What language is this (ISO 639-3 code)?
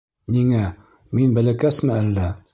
bak